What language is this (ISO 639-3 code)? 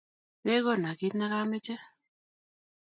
kln